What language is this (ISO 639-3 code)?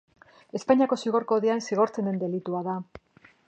eus